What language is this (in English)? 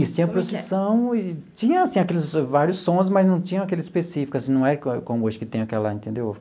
Portuguese